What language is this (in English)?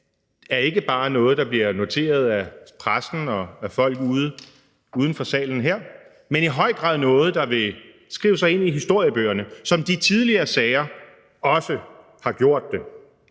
Danish